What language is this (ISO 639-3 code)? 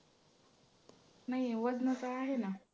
mar